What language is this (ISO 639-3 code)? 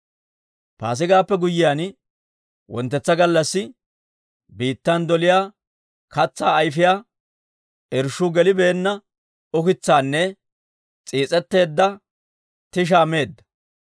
dwr